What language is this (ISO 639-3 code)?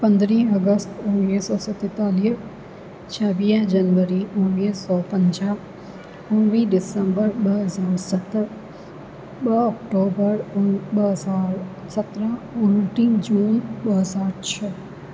snd